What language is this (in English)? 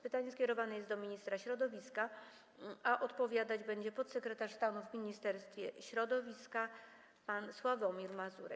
Polish